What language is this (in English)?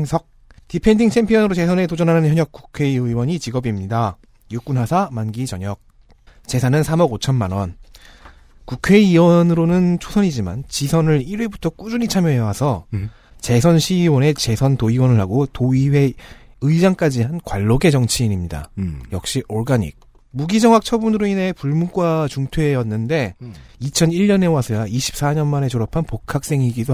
Korean